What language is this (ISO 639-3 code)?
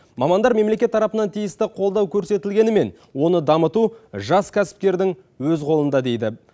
kaz